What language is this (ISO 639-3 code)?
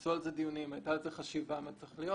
heb